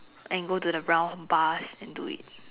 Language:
English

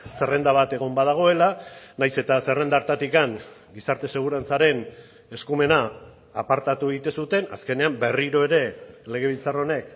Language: Basque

